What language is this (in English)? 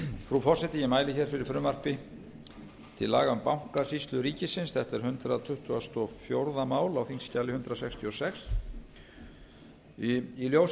Icelandic